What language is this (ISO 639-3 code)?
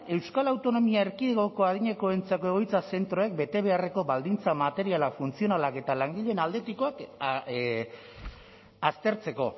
eus